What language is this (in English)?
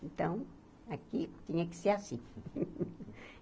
Portuguese